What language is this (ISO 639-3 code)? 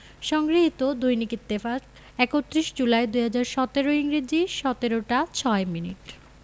ben